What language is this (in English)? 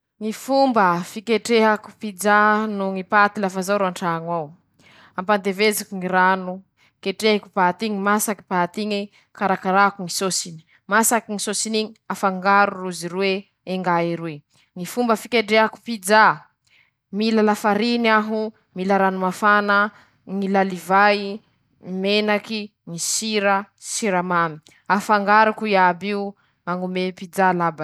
Masikoro Malagasy